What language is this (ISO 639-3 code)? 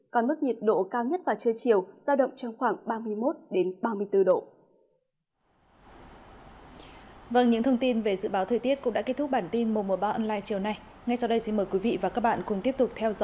vie